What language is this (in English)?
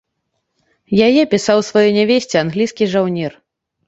Belarusian